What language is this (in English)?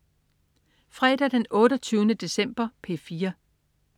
Danish